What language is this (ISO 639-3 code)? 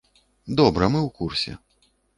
bel